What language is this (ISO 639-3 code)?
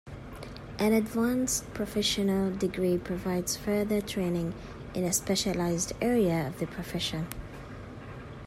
eng